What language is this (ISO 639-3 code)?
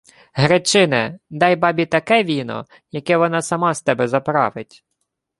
ukr